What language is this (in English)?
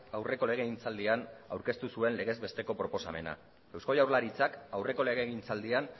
Basque